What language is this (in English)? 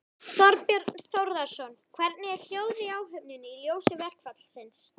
Icelandic